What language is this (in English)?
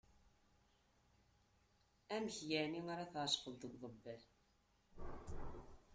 Kabyle